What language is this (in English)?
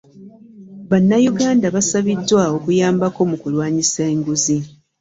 Ganda